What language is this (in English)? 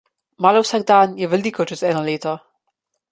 Slovenian